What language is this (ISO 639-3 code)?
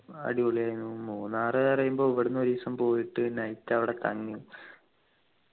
mal